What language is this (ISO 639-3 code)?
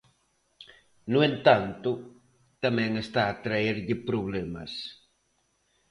glg